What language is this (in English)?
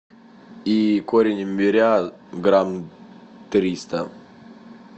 Russian